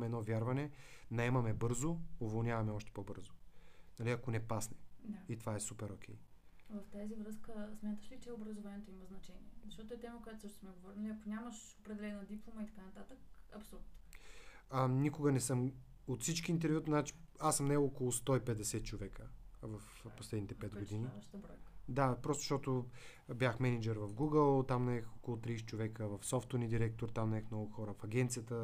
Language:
Bulgarian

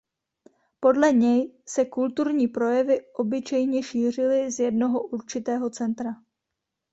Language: Czech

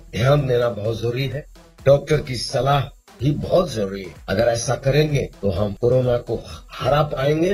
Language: Hindi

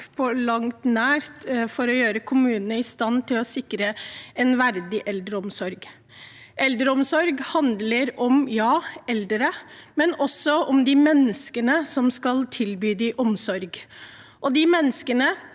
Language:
Norwegian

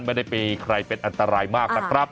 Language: Thai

